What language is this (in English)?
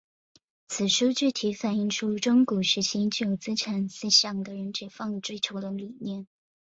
Chinese